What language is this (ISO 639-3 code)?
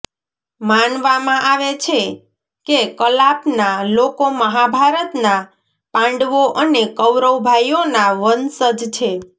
guj